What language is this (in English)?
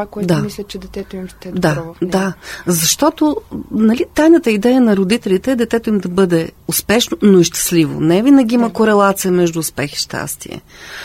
Bulgarian